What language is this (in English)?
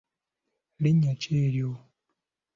Ganda